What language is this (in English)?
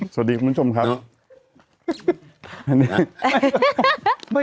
Thai